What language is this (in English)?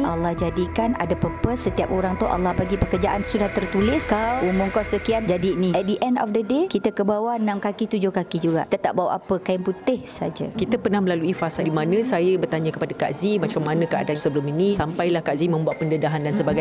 Malay